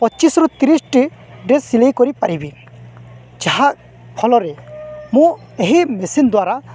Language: Odia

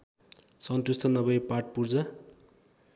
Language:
Nepali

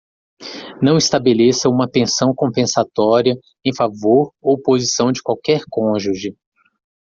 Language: Portuguese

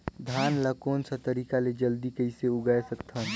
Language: Chhattisgarhi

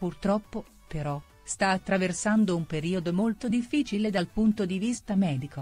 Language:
Italian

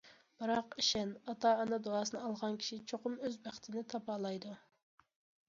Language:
Uyghur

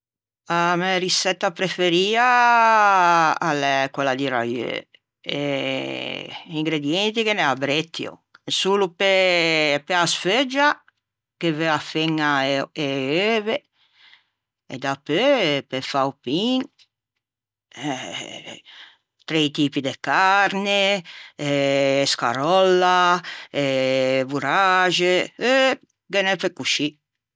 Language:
Ligurian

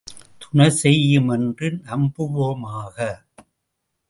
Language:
Tamil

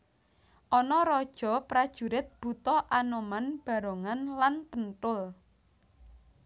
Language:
Javanese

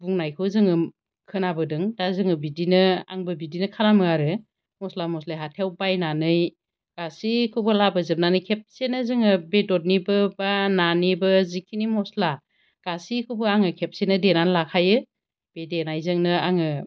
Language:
Bodo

